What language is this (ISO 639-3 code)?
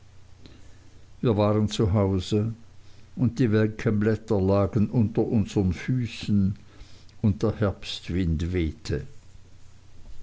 deu